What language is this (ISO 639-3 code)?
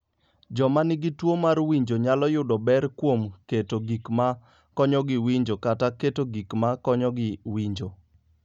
luo